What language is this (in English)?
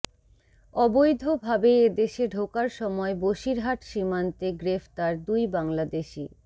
Bangla